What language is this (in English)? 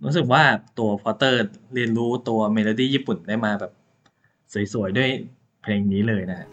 Thai